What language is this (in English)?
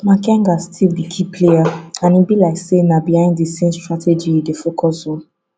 Nigerian Pidgin